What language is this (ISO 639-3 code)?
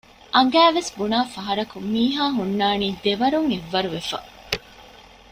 div